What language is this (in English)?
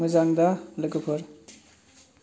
Bodo